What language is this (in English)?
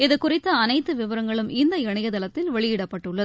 Tamil